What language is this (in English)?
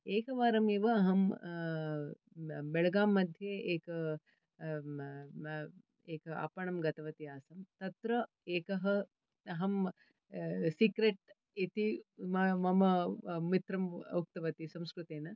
Sanskrit